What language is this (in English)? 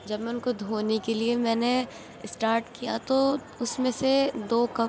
Urdu